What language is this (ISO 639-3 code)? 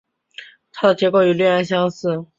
zho